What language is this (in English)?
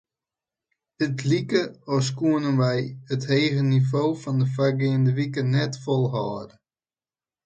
Western Frisian